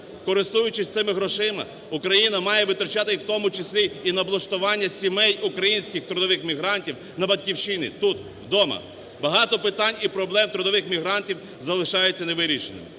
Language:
Ukrainian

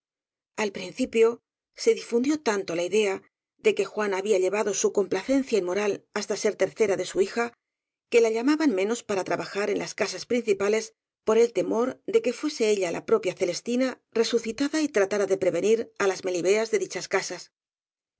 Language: Spanish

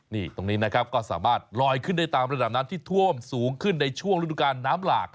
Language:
Thai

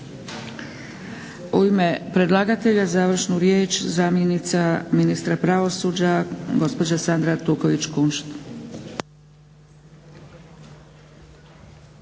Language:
Croatian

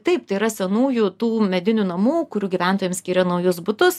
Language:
Lithuanian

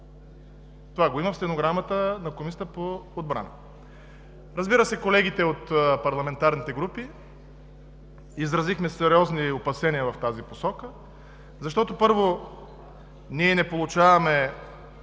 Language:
Bulgarian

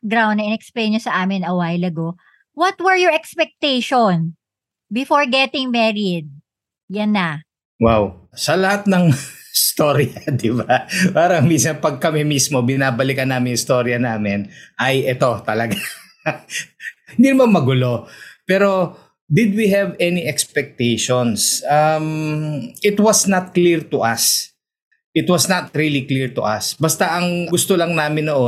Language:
Filipino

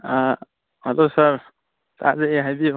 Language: Manipuri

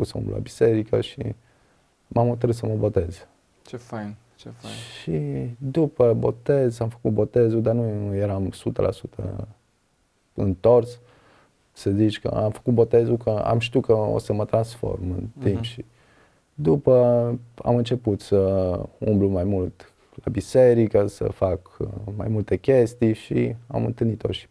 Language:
Romanian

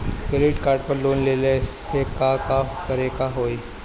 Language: Bhojpuri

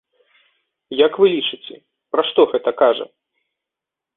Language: Belarusian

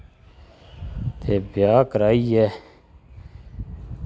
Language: Dogri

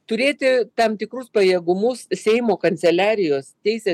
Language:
Lithuanian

